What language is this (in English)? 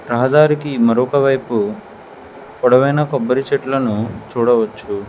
Telugu